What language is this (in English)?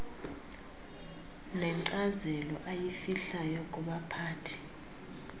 Xhosa